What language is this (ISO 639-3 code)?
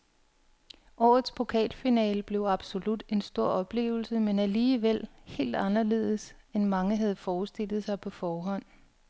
dan